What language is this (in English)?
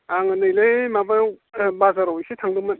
Bodo